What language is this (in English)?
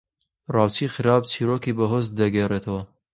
Central Kurdish